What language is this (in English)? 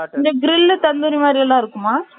Tamil